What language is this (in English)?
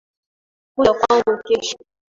Swahili